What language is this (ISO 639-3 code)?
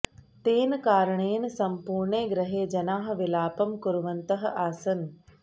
san